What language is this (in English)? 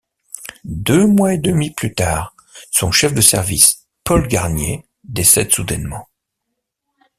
French